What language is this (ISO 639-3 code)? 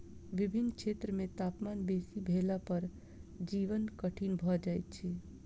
mai